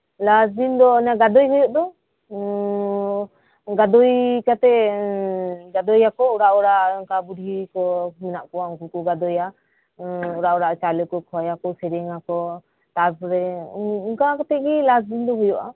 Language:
Santali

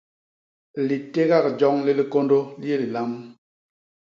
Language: Basaa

